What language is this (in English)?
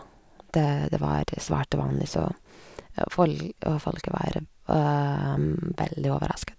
Norwegian